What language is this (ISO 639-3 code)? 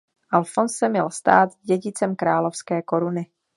ces